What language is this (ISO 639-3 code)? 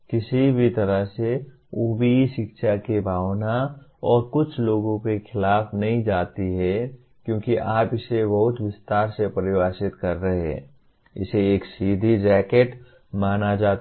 hin